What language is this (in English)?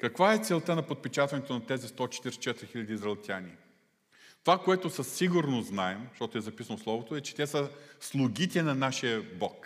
Bulgarian